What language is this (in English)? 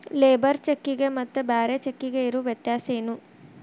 Kannada